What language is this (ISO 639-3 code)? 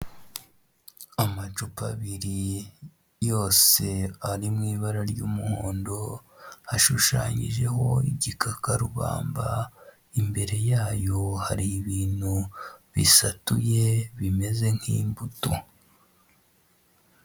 kin